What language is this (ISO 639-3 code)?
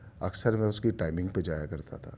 urd